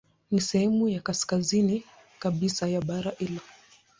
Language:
Swahili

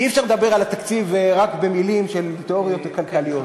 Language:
Hebrew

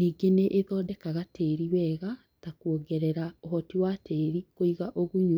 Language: Kikuyu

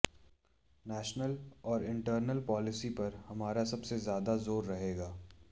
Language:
Hindi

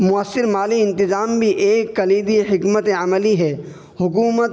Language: Urdu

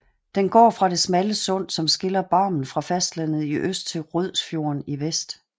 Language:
Danish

